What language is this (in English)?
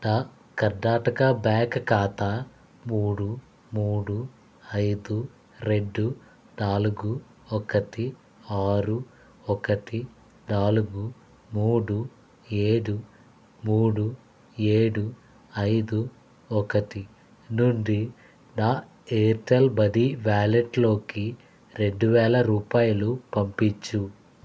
Telugu